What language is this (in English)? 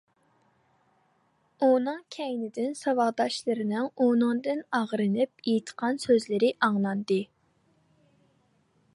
Uyghur